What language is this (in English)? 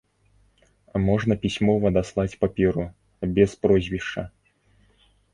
Belarusian